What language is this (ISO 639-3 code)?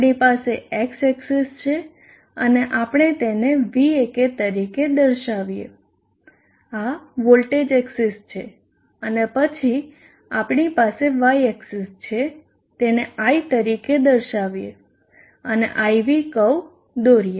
guj